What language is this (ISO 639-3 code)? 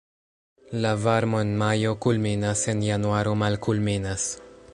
epo